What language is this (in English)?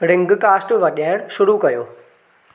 Sindhi